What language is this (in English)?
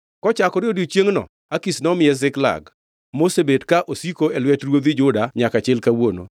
Luo (Kenya and Tanzania)